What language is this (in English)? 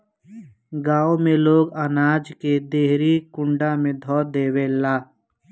Bhojpuri